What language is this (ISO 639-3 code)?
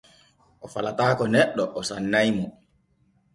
fue